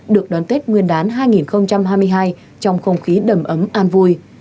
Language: Vietnamese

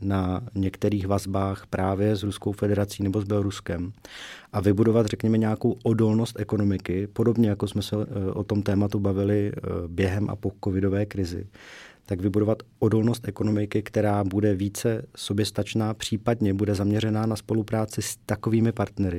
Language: Czech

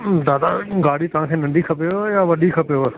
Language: Sindhi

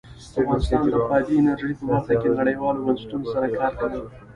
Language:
Pashto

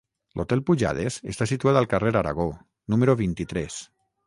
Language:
Catalan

